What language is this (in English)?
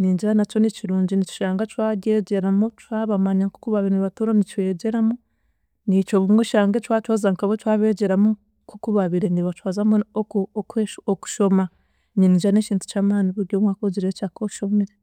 Chiga